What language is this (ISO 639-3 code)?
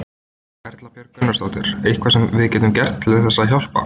isl